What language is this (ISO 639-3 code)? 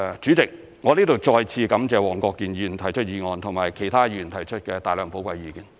yue